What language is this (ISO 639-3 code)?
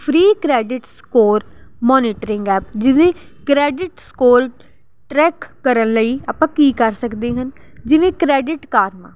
pan